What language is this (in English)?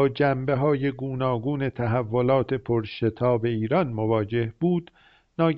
Persian